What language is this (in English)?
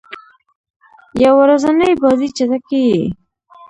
Pashto